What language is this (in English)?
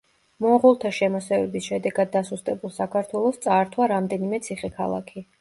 Georgian